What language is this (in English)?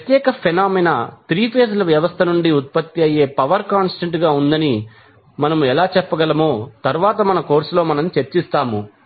Telugu